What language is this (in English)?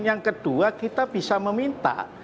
Indonesian